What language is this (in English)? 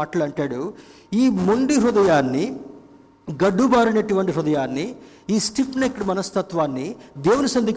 Telugu